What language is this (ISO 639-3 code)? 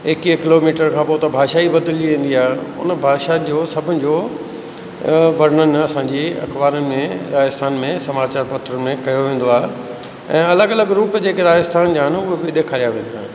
snd